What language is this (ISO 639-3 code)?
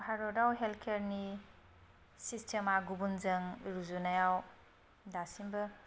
brx